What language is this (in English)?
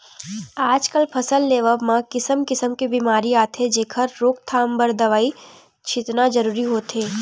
Chhattisgarhi